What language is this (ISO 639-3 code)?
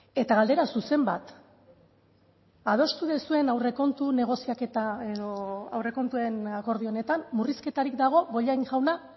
eus